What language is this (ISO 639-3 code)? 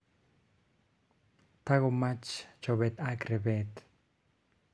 kln